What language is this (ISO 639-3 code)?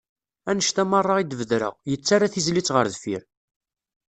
kab